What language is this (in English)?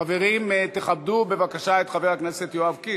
Hebrew